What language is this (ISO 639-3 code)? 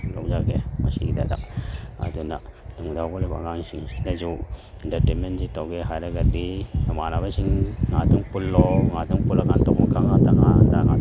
mni